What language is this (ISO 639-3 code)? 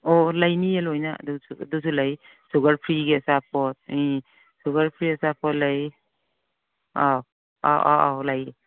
mni